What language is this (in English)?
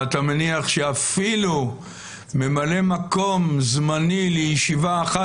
Hebrew